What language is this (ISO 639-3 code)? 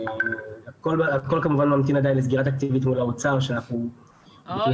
heb